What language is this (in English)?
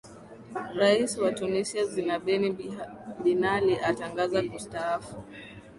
Swahili